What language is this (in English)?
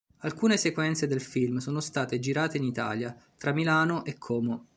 Italian